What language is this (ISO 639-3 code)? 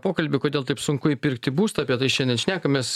lit